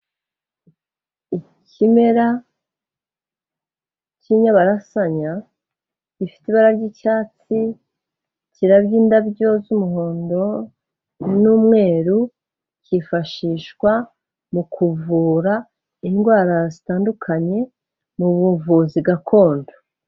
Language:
Kinyarwanda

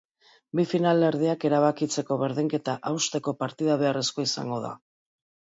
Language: Basque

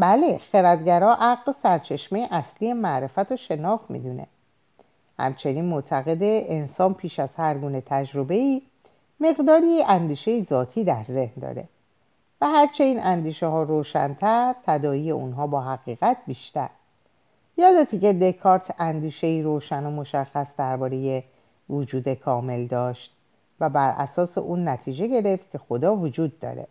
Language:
Persian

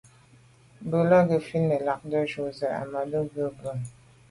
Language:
Medumba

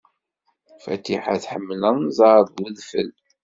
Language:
Kabyle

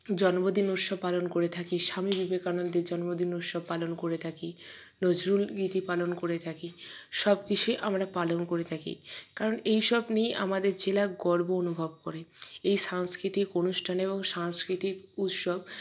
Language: Bangla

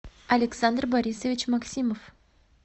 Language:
Russian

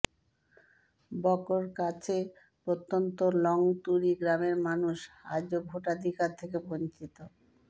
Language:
Bangla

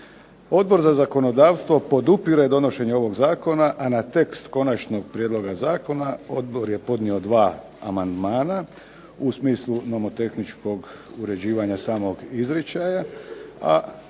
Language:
Croatian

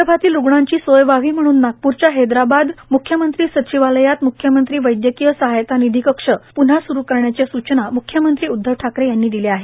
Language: Marathi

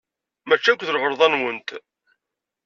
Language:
Kabyle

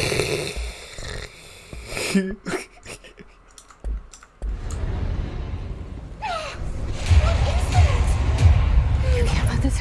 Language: Turkish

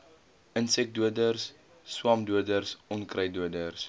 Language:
Afrikaans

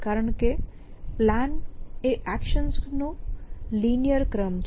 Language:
Gujarati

